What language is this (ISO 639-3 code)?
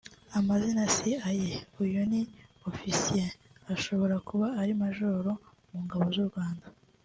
kin